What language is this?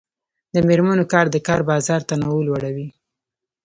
Pashto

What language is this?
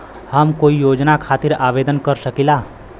Bhojpuri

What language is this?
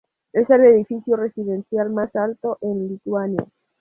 Spanish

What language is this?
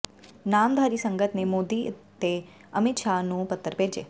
Punjabi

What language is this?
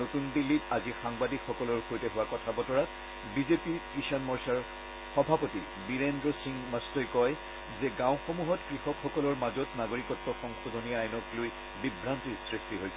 Assamese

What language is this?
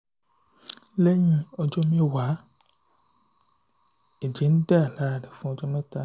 Yoruba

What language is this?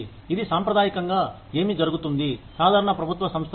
Telugu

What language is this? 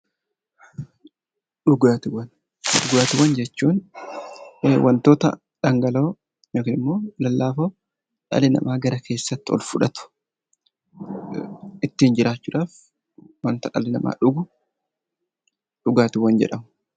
Oromo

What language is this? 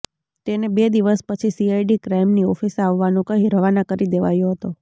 Gujarati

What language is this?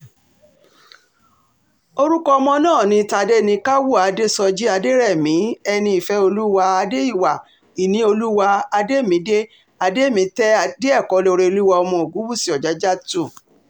Yoruba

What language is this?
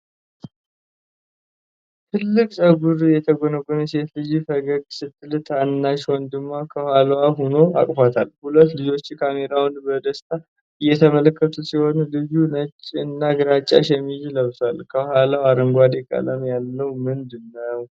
Amharic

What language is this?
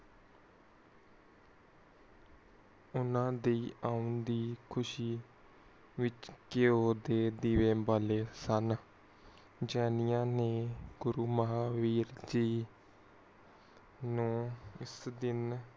Punjabi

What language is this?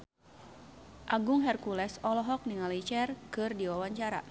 Sundanese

